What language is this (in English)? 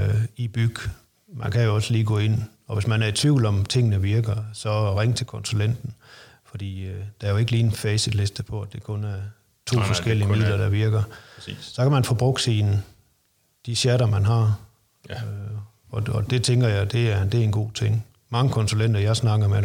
Danish